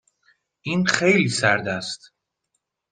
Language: Persian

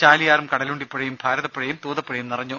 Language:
Malayalam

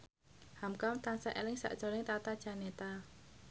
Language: Javanese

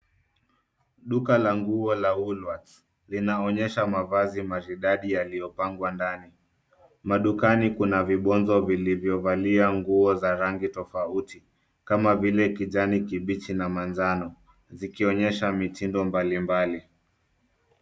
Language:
Swahili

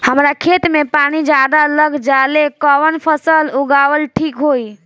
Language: Bhojpuri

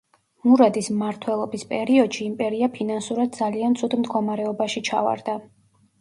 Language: Georgian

